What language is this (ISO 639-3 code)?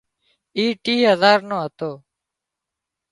kxp